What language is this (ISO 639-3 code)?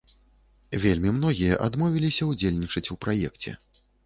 bel